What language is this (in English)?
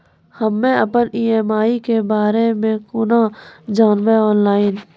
Maithili